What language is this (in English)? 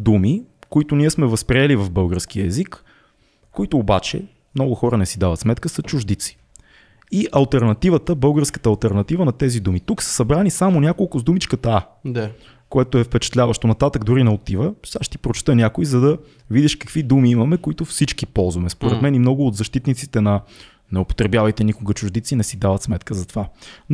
Bulgarian